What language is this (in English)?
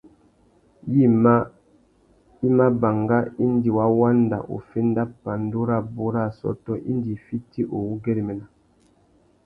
Tuki